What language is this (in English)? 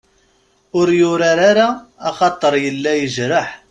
Kabyle